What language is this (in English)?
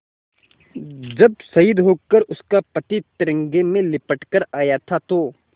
Hindi